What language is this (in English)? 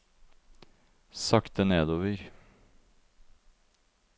Norwegian